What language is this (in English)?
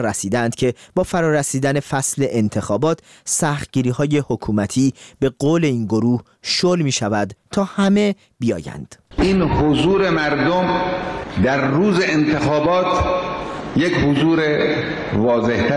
Persian